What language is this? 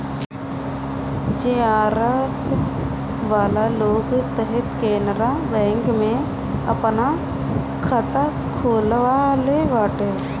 Bhojpuri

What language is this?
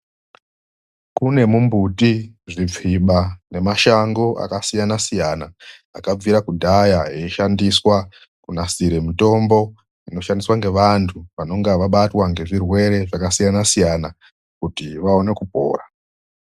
Ndau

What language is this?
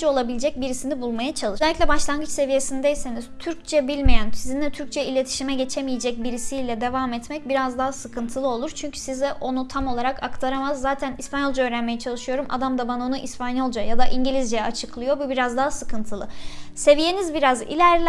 Turkish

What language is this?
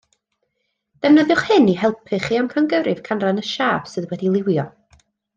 Welsh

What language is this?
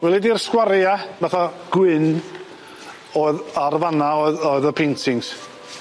Welsh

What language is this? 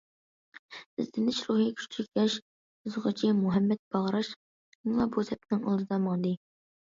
Uyghur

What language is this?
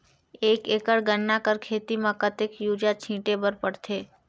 Chhattisgarhi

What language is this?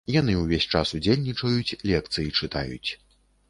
Belarusian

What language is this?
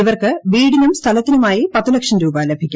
Malayalam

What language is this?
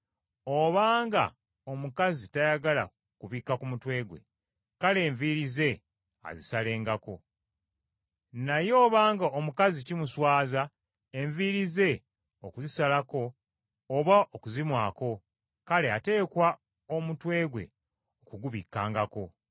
Ganda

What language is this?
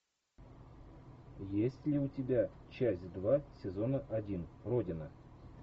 Russian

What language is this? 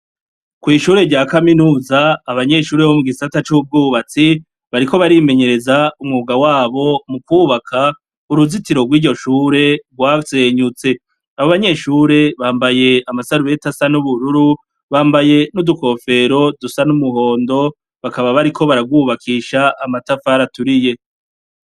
Rundi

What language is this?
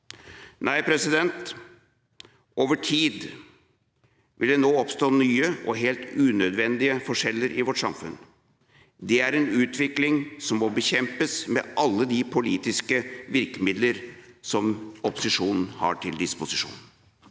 Norwegian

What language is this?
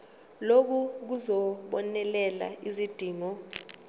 Zulu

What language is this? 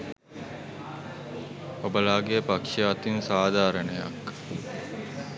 Sinhala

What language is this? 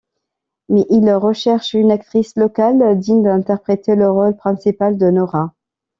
French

